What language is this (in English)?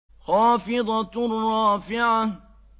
Arabic